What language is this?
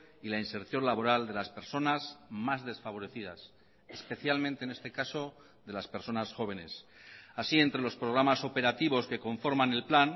Spanish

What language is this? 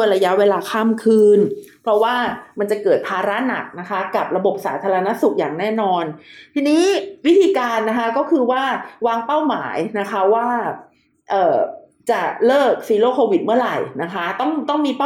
Thai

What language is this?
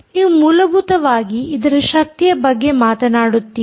Kannada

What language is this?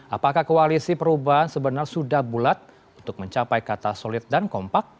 Indonesian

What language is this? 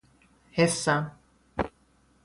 Persian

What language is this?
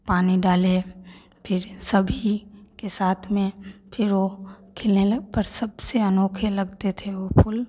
Hindi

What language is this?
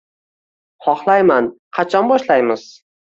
Uzbek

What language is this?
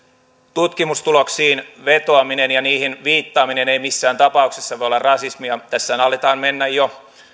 Finnish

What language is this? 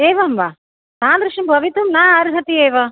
Sanskrit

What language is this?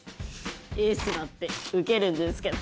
Japanese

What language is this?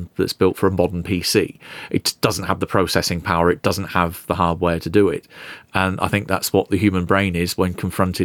English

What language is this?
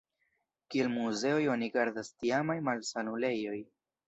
Esperanto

